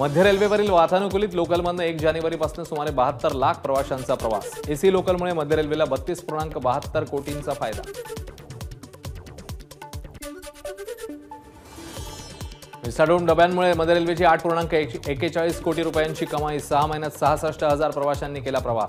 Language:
Romanian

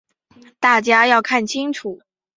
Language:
Chinese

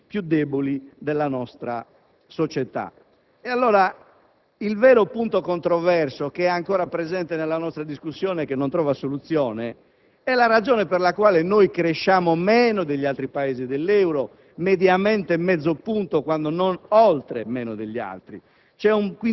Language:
Italian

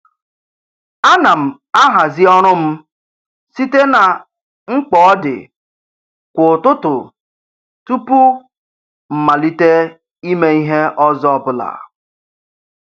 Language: Igbo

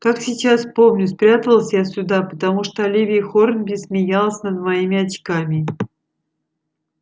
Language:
Russian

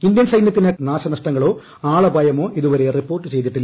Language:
Malayalam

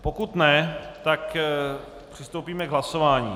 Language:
Czech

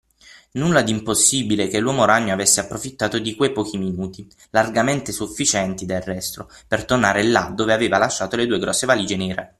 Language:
Italian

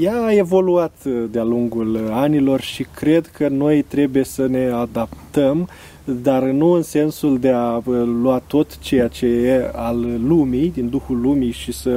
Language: Romanian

